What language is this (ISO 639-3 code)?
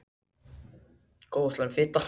isl